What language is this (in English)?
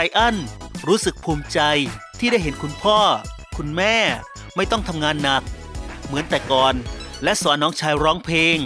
Thai